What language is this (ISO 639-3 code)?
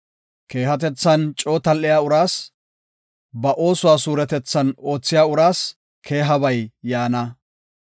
gof